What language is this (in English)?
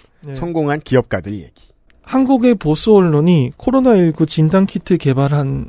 Korean